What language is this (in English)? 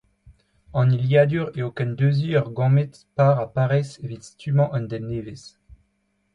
Breton